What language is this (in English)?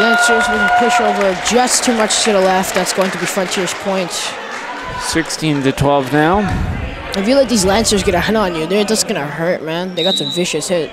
English